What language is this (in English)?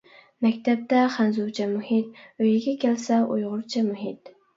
Uyghur